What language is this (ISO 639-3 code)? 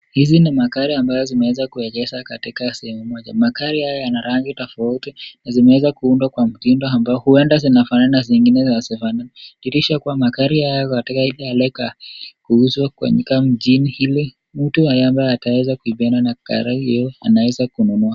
swa